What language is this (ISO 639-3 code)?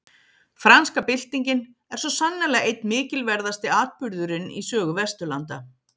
isl